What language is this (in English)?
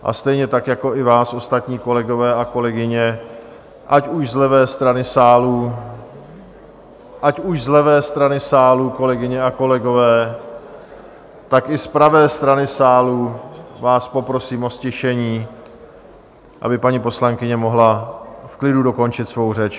Czech